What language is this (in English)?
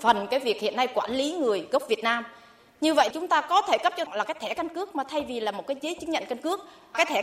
Vietnamese